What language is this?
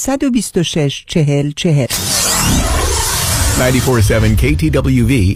Persian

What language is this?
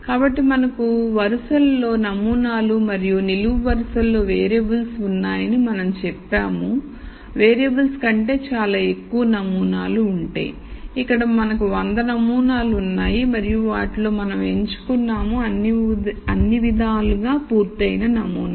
Telugu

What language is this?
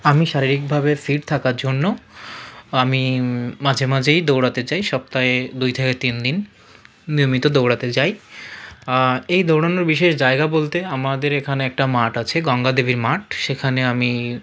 Bangla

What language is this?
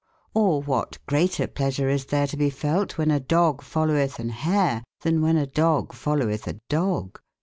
English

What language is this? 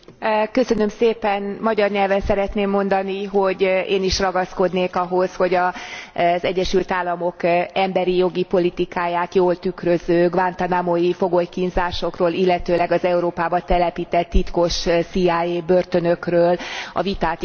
Hungarian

